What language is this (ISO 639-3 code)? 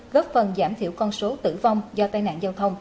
vie